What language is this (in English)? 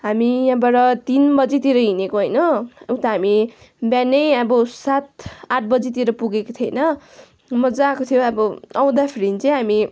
Nepali